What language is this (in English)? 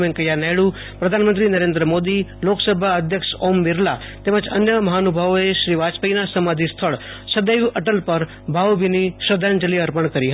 Gujarati